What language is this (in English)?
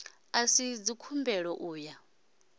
Venda